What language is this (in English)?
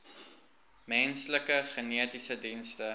Afrikaans